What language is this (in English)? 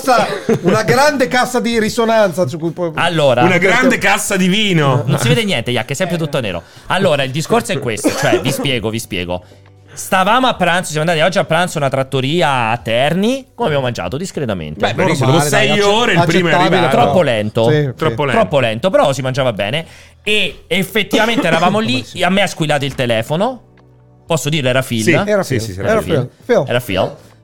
Italian